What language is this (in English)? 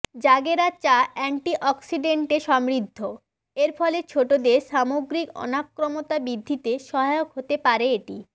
Bangla